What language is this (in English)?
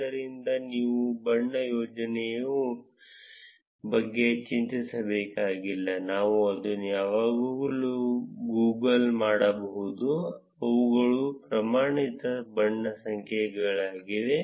Kannada